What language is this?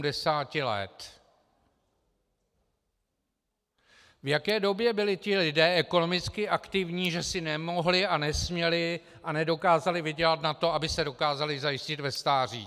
Czech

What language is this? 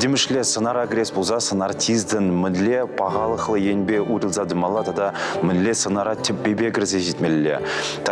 Russian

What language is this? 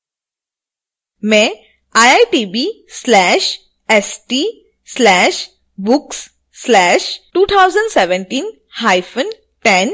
Hindi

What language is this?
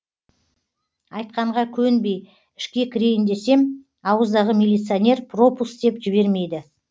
Kazakh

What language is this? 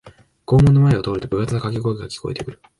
Japanese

